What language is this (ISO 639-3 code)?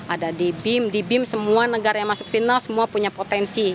ind